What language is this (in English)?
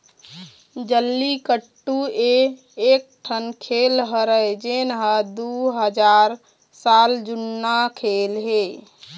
Chhattisgarhi